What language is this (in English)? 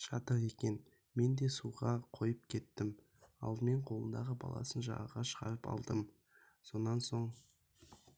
Kazakh